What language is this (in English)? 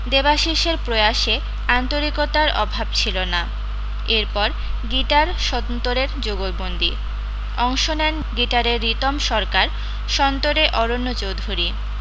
Bangla